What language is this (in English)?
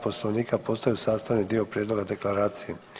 Croatian